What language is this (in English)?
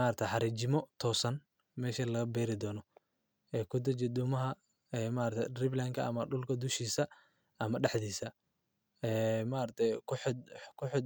Somali